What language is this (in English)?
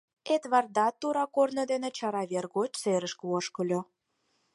Mari